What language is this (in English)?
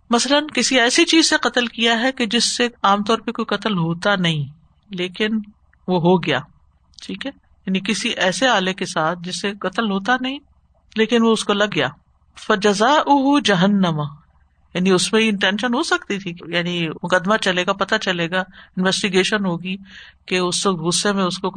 Urdu